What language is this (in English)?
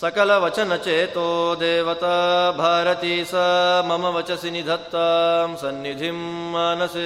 Kannada